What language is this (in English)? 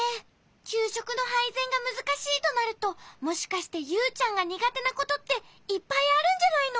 Japanese